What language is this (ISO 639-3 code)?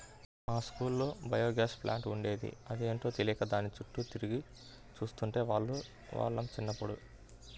tel